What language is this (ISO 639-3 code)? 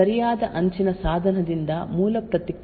kan